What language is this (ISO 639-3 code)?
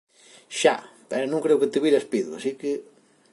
glg